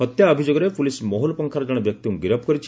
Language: Odia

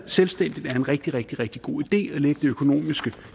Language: Danish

